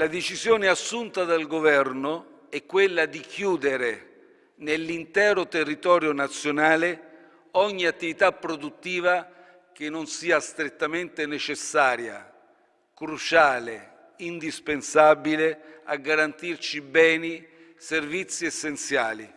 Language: Italian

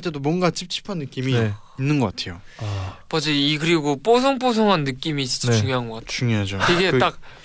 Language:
Korean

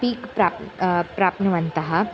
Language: Sanskrit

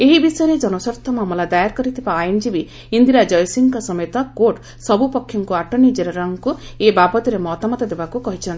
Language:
Odia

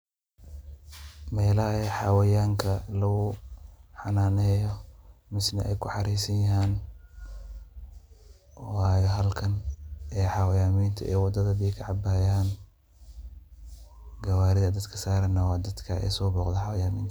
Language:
Somali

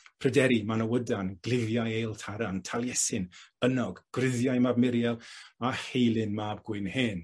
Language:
Welsh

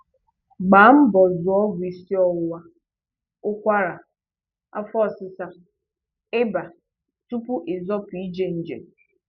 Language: Igbo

